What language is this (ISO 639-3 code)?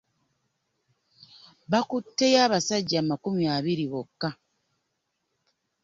lug